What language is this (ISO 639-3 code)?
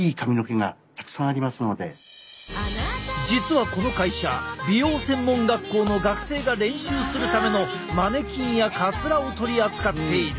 jpn